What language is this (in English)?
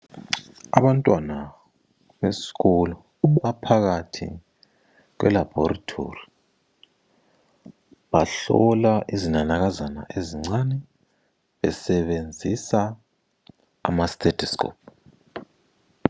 North Ndebele